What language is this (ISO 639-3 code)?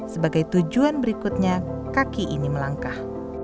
ind